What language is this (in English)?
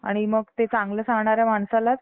Marathi